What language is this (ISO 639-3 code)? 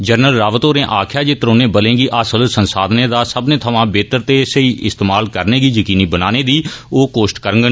doi